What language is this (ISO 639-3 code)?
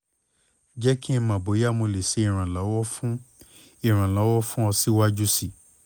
yor